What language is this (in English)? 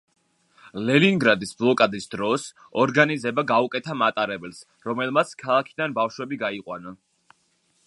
Georgian